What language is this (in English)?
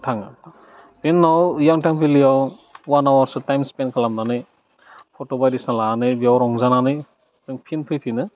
Bodo